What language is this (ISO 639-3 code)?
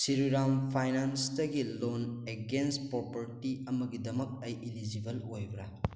mni